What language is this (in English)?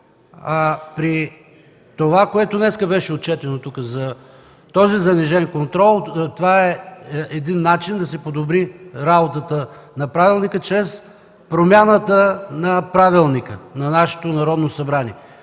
Bulgarian